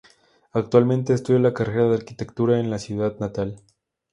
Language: Spanish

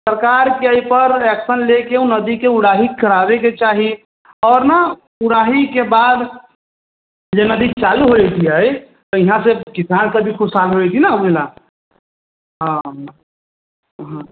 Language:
Maithili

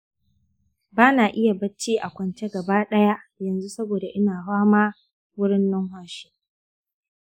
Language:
Hausa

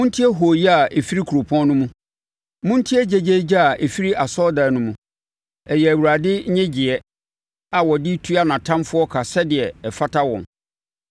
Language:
Akan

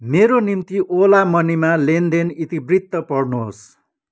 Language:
Nepali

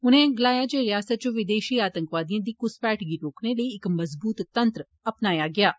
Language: Dogri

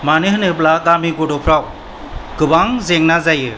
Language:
Bodo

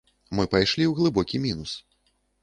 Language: Belarusian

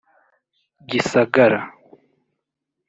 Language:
Kinyarwanda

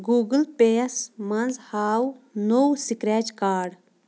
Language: Kashmiri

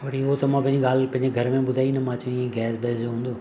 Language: Sindhi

